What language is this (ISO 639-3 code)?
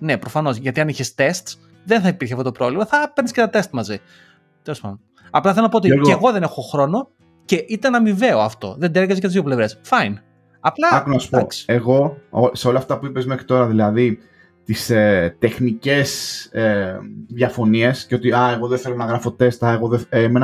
ell